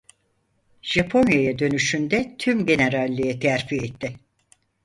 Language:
Turkish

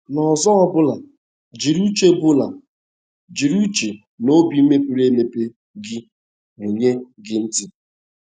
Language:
Igbo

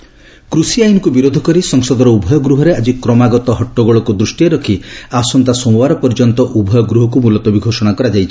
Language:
Odia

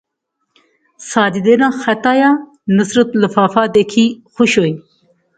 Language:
Pahari-Potwari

